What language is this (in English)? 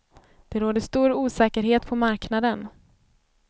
Swedish